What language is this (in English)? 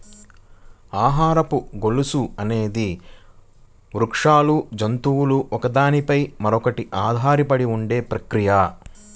Telugu